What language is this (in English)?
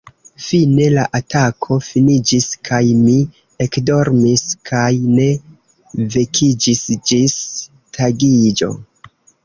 Esperanto